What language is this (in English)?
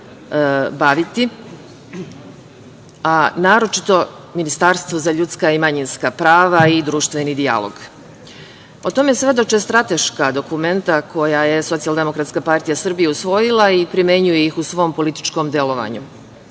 Serbian